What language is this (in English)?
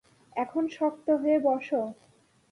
Bangla